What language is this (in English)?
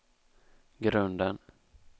Swedish